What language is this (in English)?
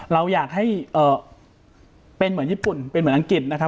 Thai